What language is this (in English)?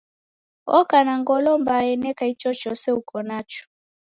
Taita